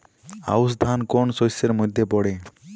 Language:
Bangla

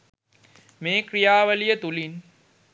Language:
Sinhala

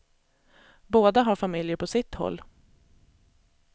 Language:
Swedish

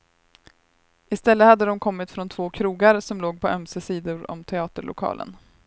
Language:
Swedish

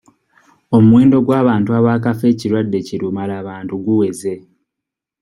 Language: Ganda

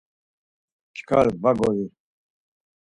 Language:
Laz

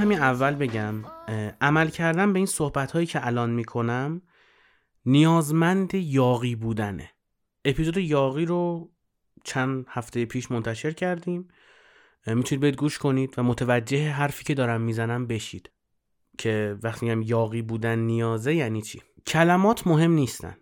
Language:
Persian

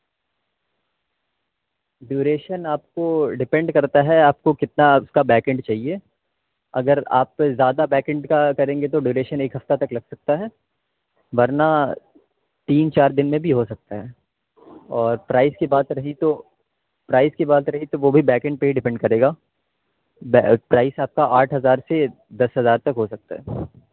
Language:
Urdu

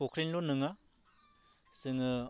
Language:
Bodo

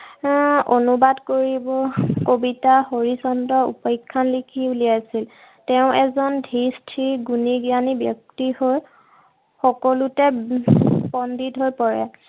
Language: Assamese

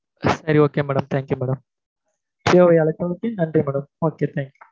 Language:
Tamil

